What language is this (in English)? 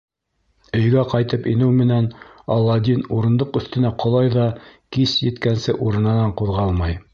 Bashkir